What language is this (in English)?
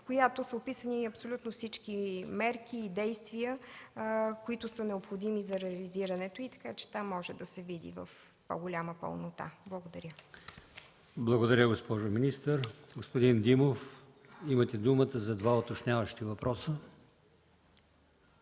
Bulgarian